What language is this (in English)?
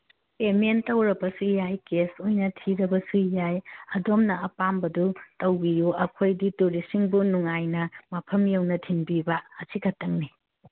Manipuri